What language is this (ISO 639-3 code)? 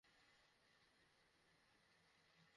ben